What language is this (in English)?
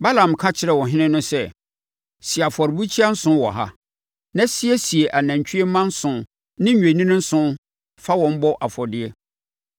Akan